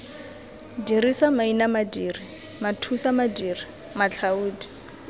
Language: Tswana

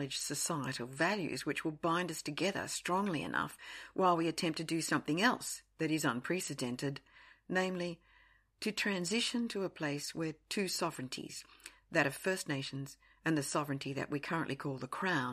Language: English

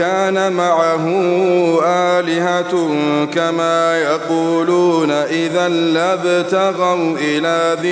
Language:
Arabic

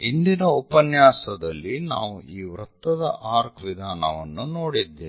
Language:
Kannada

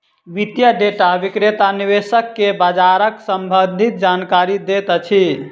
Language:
Maithili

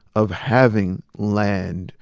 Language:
English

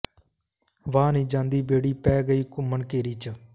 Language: Punjabi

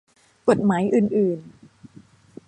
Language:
Thai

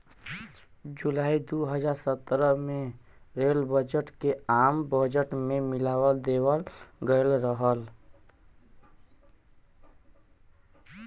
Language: Bhojpuri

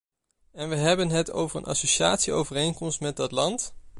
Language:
Dutch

